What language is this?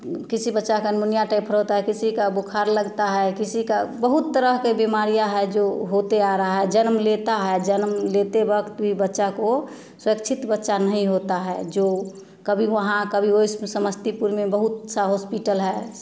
Hindi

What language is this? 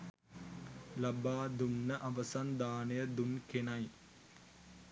Sinhala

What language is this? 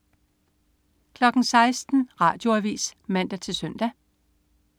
Danish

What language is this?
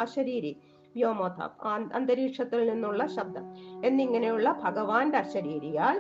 Malayalam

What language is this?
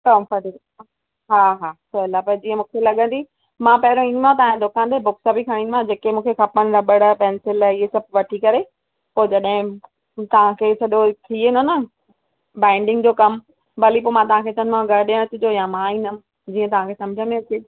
Sindhi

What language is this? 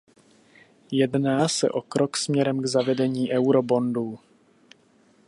Czech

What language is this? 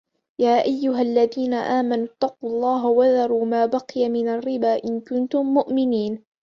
Arabic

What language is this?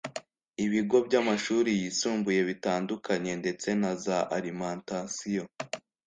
Kinyarwanda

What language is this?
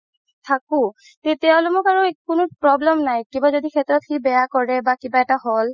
Assamese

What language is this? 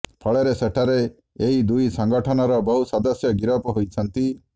Odia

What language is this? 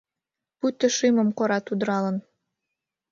Mari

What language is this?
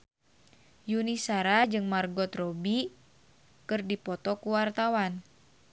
Sundanese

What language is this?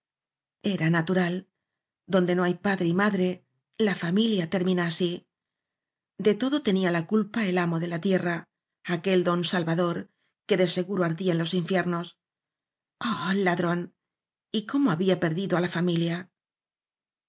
Spanish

